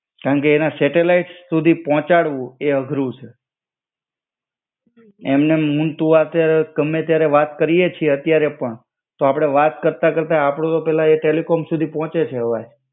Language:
Gujarati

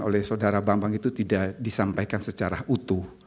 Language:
Indonesian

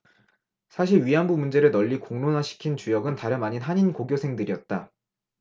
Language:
Korean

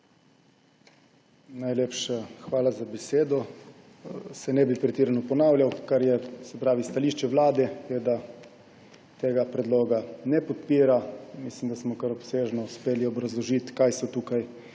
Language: Slovenian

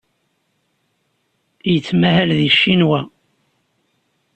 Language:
Kabyle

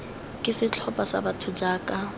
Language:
Tswana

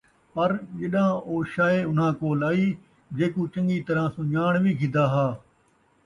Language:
Saraiki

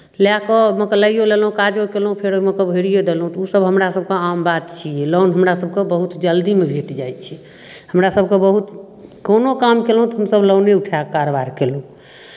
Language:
Maithili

